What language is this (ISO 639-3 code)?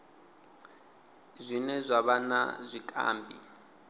ven